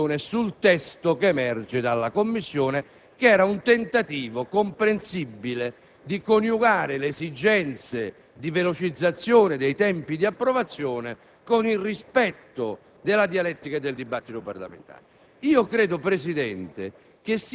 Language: Italian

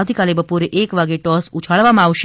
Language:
Gujarati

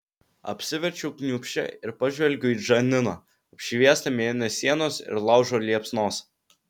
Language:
Lithuanian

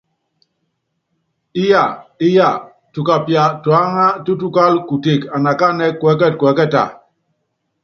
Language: Yangben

